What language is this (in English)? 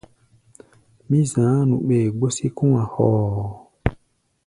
Gbaya